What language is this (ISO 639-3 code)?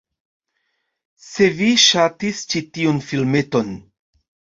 epo